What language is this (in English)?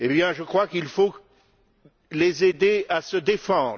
French